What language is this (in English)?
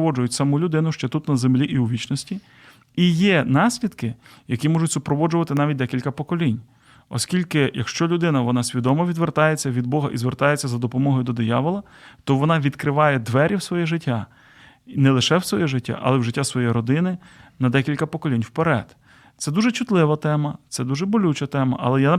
Ukrainian